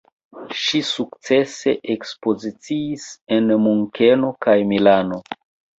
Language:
Esperanto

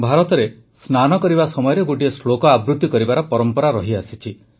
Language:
Odia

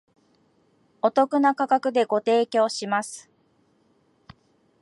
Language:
Japanese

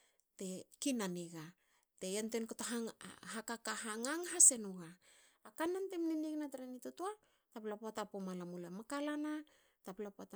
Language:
Hakö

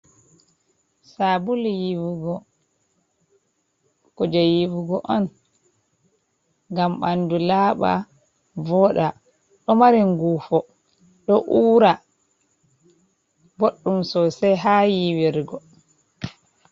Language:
Fula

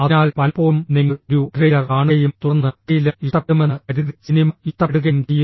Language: Malayalam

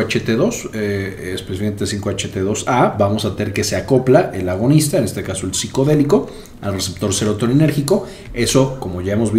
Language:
Spanish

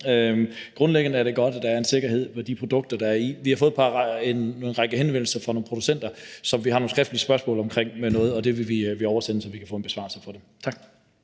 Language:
Danish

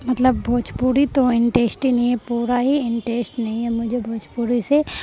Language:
Urdu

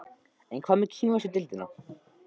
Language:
Icelandic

